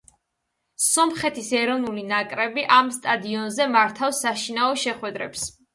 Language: Georgian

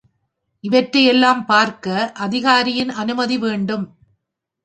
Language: Tamil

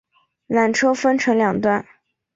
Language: Chinese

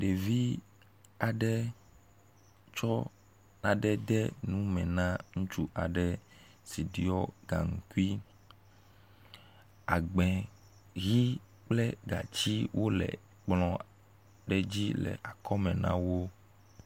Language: Ewe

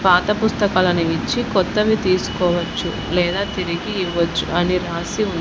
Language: Telugu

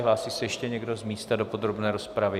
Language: Czech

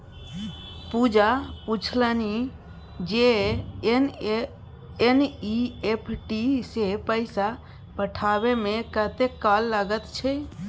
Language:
Maithili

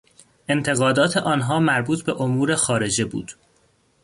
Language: Persian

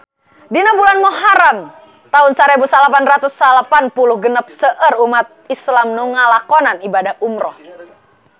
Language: Sundanese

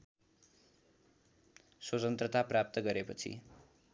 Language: Nepali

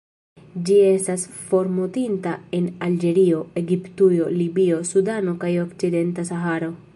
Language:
Esperanto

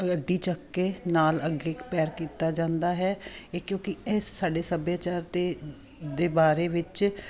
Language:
Punjabi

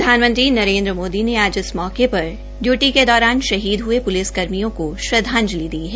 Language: Hindi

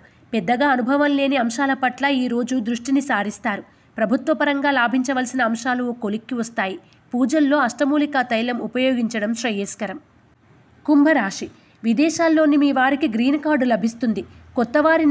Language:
Telugu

